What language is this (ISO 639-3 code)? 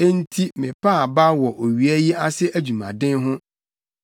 aka